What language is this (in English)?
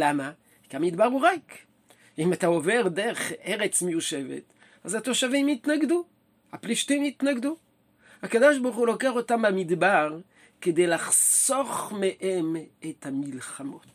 Hebrew